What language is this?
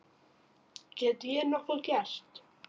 Icelandic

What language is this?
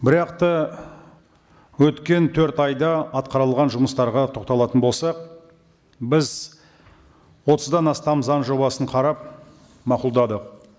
Kazakh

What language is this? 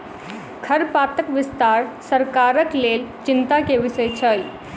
Maithili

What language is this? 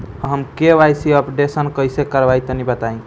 Bhojpuri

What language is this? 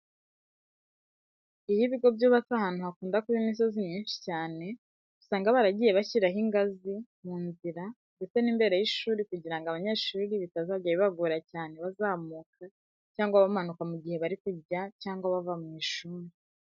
Kinyarwanda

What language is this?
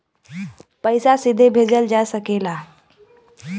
Bhojpuri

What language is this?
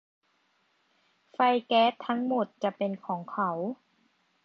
Thai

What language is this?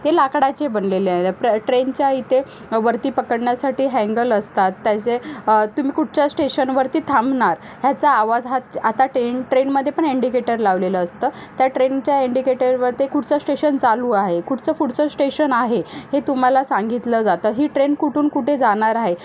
Marathi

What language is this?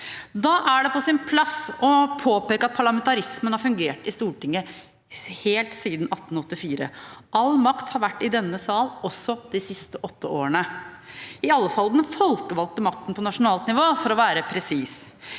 Norwegian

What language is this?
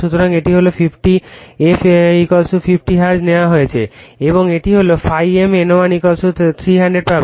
Bangla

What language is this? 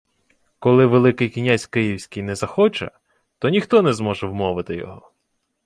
Ukrainian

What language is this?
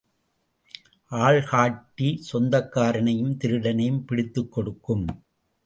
Tamil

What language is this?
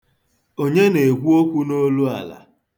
Igbo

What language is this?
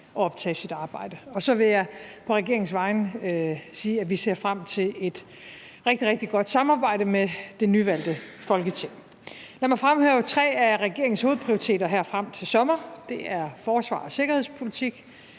Danish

